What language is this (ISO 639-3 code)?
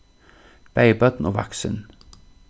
fao